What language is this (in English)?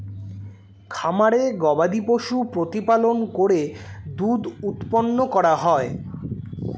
Bangla